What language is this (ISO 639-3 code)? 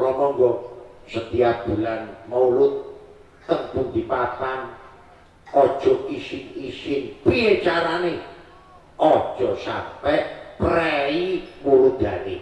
ind